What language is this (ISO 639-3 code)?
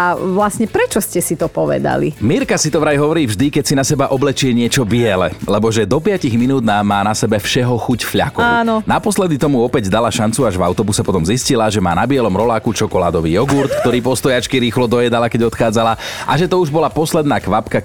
slk